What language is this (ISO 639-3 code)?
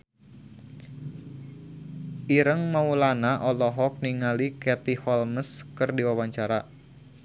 sun